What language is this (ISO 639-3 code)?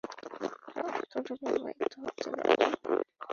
ben